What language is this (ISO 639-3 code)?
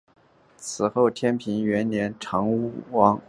zho